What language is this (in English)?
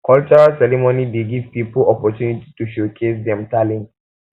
Nigerian Pidgin